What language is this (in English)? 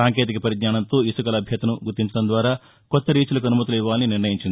Telugu